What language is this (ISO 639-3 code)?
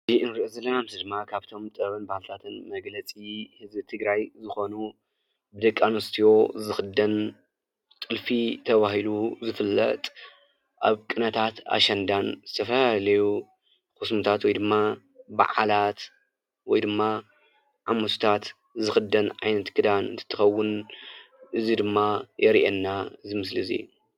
tir